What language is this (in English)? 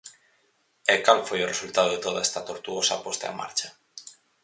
Galician